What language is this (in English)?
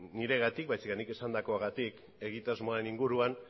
Basque